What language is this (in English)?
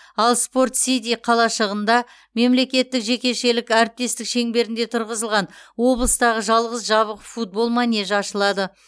Kazakh